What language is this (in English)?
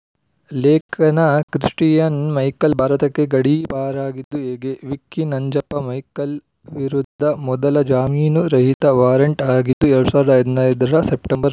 Kannada